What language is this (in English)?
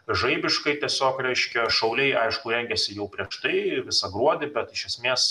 Lithuanian